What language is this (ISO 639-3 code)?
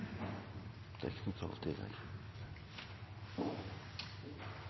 nno